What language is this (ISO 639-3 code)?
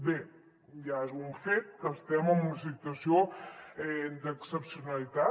cat